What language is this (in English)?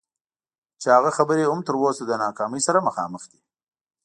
Pashto